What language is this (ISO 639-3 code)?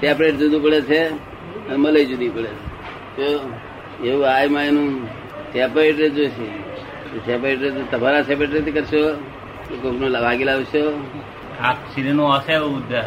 guj